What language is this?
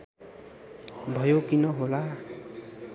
Nepali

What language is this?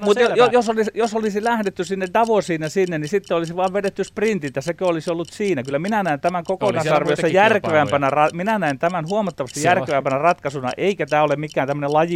Finnish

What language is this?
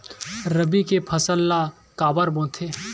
Chhattisgarhi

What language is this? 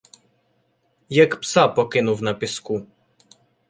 Ukrainian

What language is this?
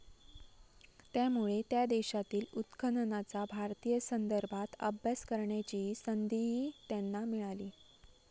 Marathi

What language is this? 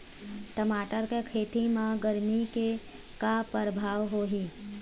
Chhattisgarhi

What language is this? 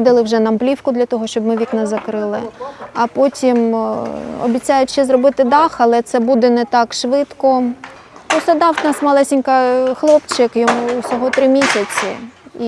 Ukrainian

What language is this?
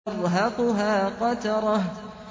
Arabic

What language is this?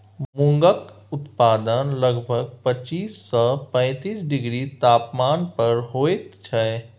Maithili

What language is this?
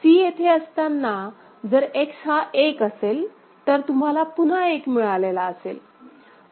Marathi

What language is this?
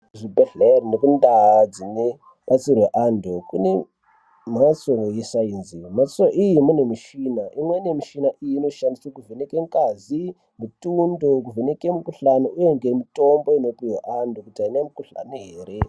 Ndau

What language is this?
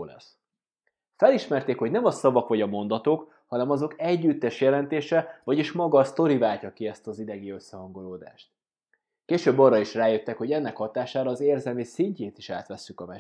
Hungarian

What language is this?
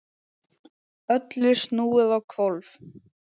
Icelandic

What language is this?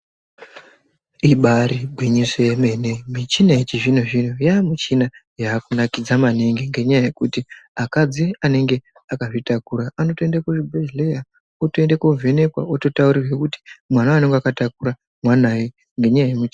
Ndau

